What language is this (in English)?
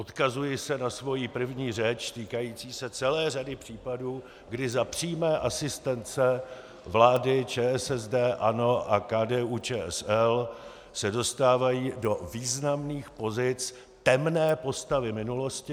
Czech